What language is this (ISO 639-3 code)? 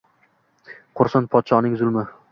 uzb